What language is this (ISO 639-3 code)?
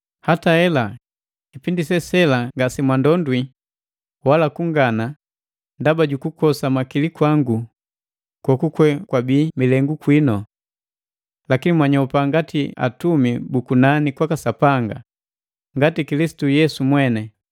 mgv